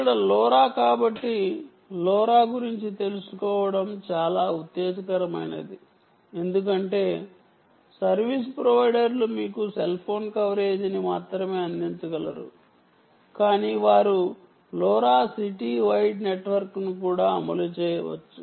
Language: Telugu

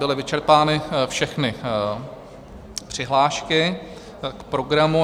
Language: Czech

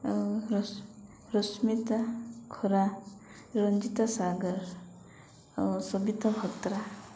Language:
Odia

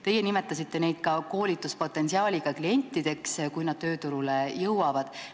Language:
Estonian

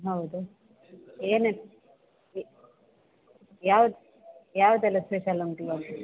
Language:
Kannada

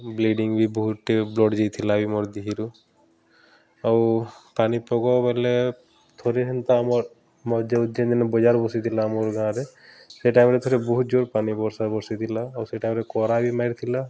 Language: Odia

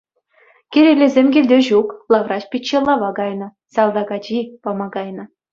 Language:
Chuvash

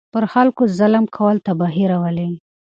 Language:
Pashto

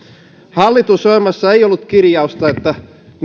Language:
Finnish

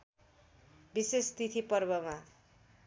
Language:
Nepali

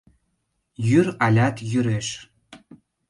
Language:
Mari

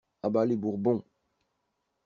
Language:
French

